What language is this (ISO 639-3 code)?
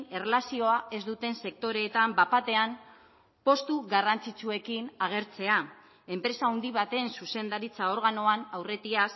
eus